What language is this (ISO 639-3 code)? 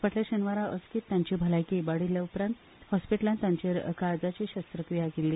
kok